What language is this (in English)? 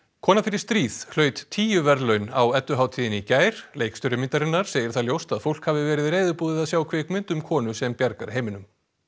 Icelandic